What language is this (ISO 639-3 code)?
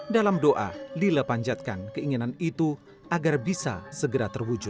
ind